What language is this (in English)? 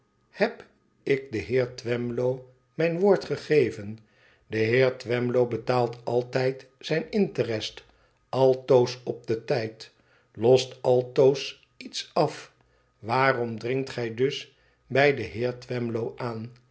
Dutch